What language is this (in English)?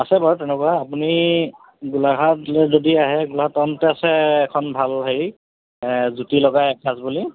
Assamese